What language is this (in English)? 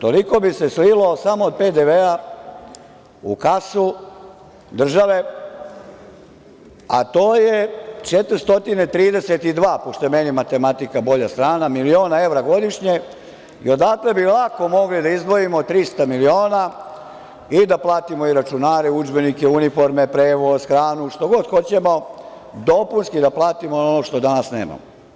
Serbian